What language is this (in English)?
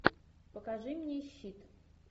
Russian